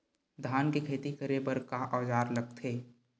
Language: Chhattisgarhi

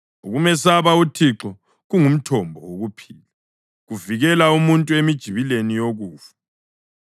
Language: North Ndebele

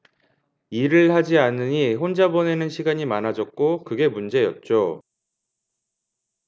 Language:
Korean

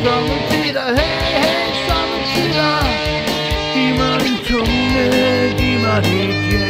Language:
Bulgarian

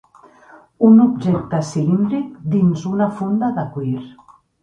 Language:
Catalan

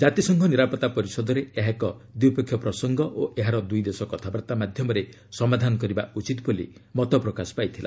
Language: Odia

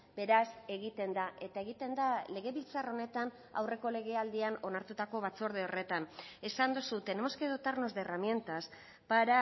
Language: Basque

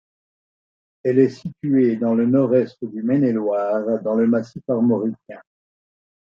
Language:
French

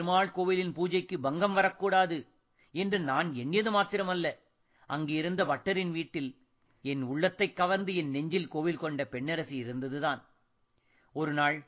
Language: Tamil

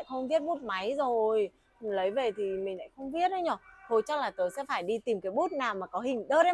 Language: Vietnamese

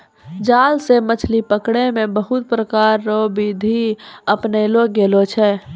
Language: Maithili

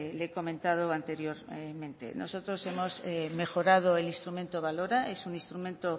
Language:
Spanish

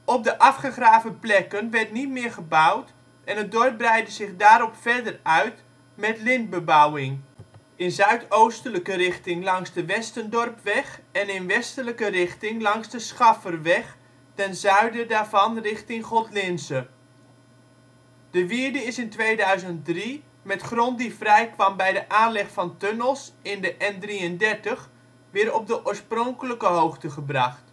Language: Dutch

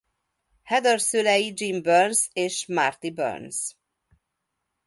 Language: Hungarian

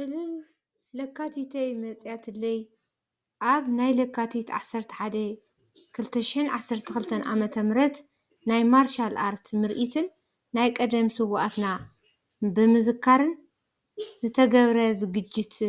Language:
Tigrinya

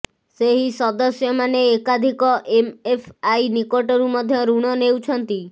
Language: Odia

